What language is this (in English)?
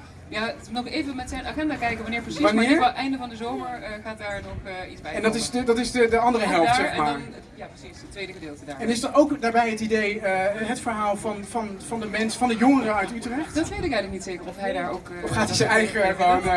Dutch